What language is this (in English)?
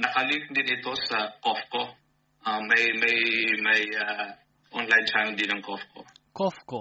Filipino